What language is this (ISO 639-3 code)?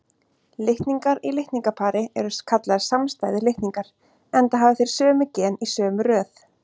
isl